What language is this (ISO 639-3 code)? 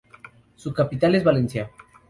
spa